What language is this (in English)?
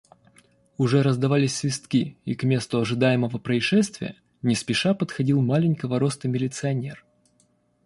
Russian